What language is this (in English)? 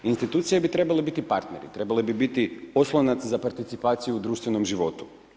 Croatian